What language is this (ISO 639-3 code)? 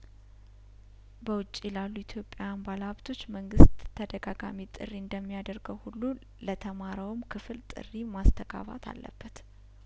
amh